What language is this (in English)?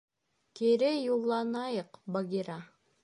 Bashkir